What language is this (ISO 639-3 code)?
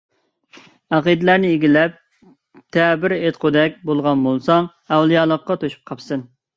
uig